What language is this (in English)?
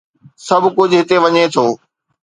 Sindhi